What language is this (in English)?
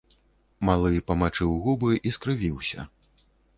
Belarusian